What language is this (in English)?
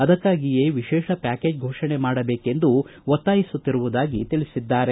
Kannada